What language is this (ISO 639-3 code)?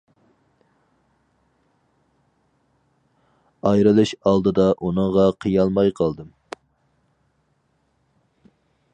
uig